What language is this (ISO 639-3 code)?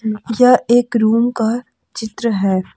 hin